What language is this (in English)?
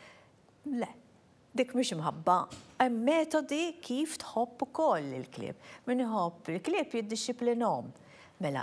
Arabic